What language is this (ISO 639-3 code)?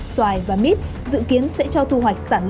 vie